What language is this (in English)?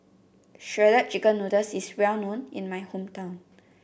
English